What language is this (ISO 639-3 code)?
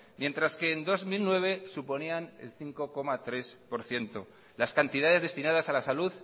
spa